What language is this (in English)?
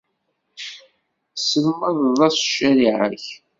Kabyle